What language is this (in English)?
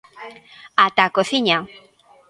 Galician